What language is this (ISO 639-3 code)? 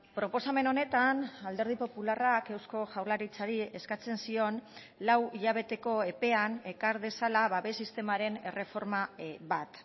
eus